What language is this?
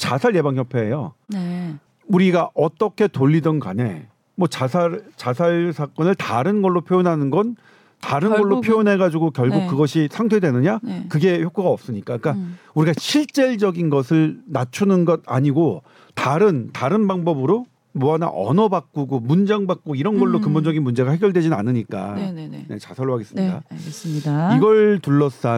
Korean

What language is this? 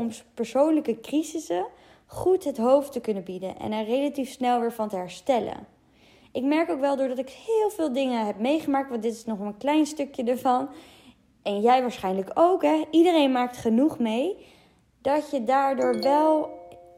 Dutch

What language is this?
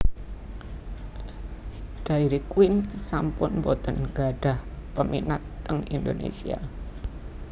Javanese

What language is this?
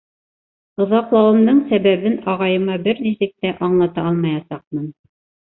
Bashkir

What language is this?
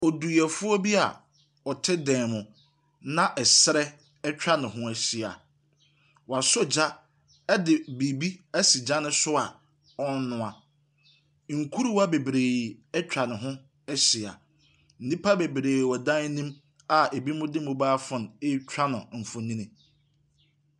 Akan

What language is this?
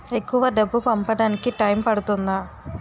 Telugu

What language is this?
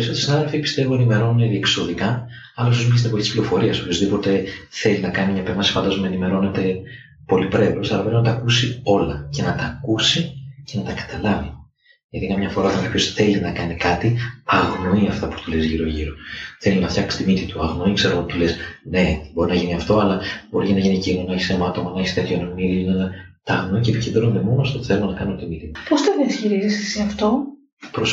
Greek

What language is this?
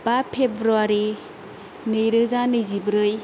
Bodo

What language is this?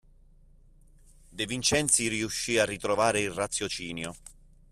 Italian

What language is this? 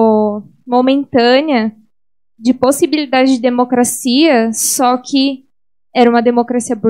Portuguese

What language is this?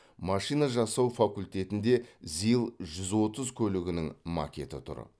Kazakh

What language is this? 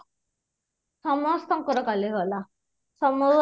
Odia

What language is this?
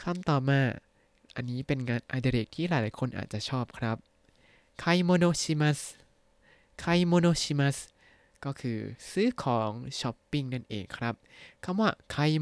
Thai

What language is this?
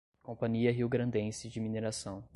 Portuguese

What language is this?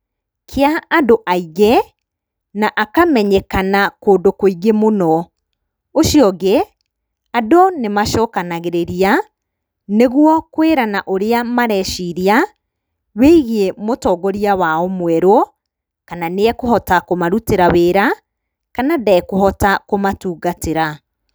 Kikuyu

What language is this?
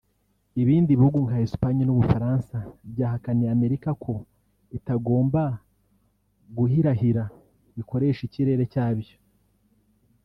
Kinyarwanda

